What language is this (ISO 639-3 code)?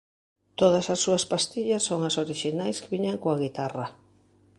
glg